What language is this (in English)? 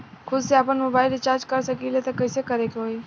Bhojpuri